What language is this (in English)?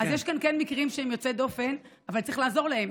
Hebrew